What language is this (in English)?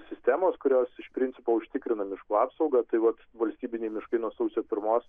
Lithuanian